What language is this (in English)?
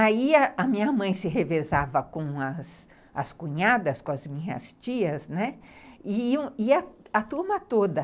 Portuguese